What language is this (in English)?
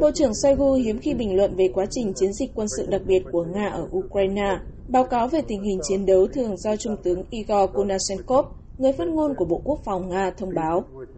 Vietnamese